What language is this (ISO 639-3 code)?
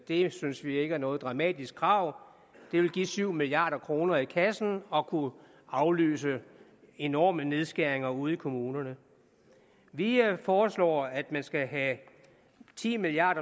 dan